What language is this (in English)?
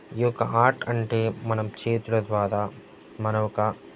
Telugu